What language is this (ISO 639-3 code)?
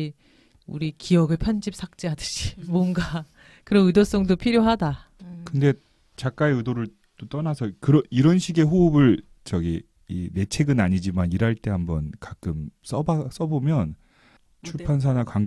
kor